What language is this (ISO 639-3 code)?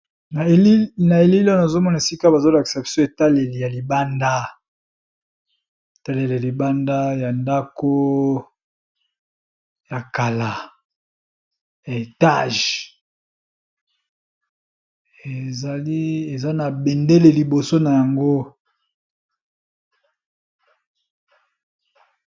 lin